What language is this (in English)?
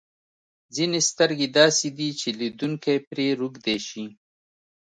Pashto